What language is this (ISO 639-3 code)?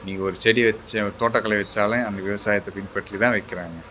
tam